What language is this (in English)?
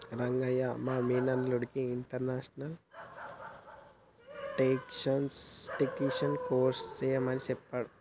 Telugu